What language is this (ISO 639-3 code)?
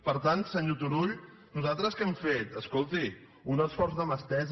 cat